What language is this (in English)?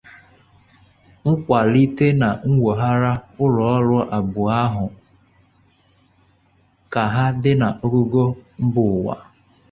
Igbo